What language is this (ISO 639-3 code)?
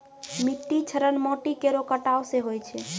mai